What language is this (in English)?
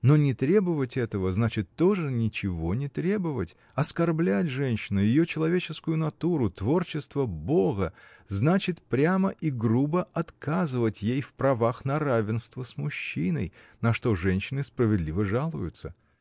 Russian